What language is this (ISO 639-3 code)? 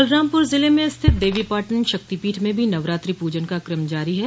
hin